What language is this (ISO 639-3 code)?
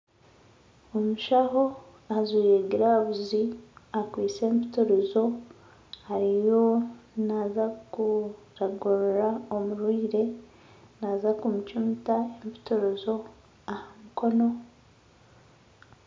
nyn